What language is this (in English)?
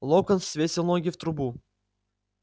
Russian